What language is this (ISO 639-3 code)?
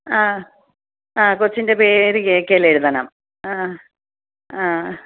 mal